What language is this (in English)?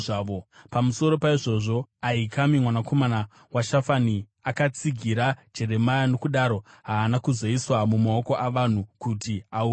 Shona